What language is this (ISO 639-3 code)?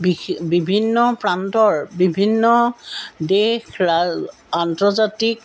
asm